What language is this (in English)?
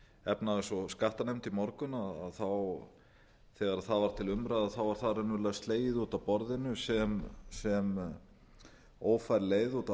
Icelandic